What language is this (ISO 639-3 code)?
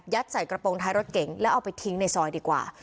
tha